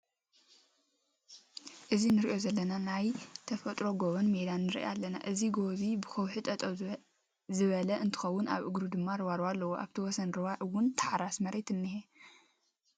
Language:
Tigrinya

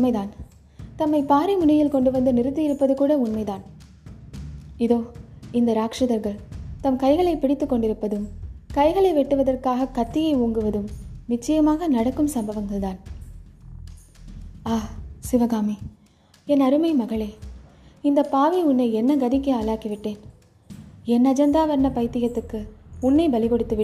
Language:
Tamil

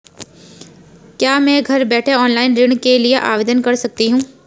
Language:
Hindi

